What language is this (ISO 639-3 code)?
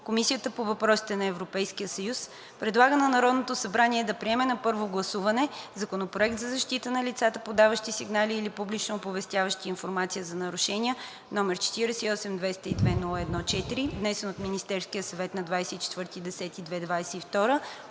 bul